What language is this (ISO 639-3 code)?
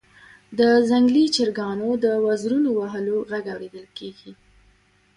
pus